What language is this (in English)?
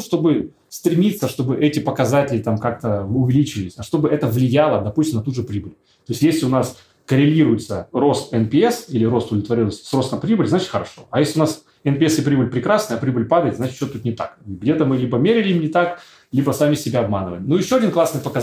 Russian